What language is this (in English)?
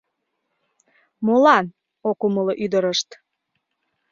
Mari